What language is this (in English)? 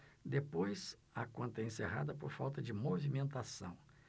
Portuguese